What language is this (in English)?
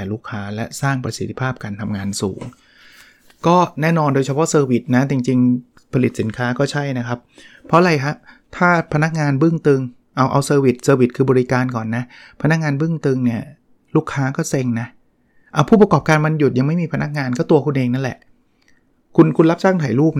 Thai